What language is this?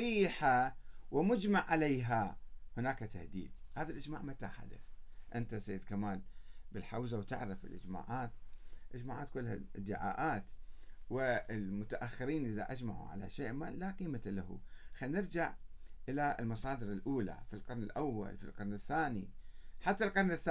Arabic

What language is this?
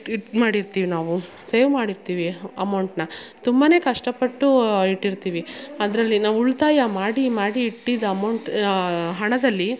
Kannada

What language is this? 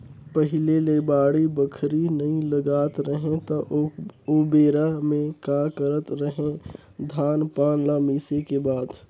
Chhattisgarhi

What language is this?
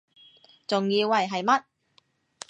Cantonese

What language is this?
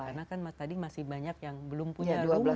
Indonesian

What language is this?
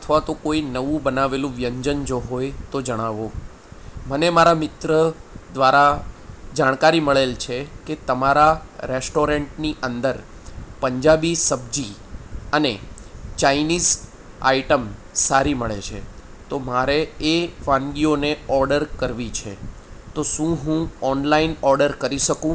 Gujarati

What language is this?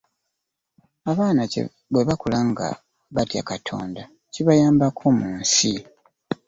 Ganda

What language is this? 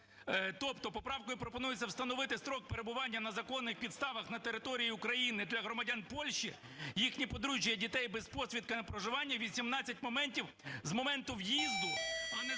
Ukrainian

